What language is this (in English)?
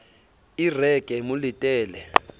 Southern Sotho